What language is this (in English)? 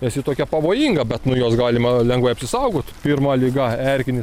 Lithuanian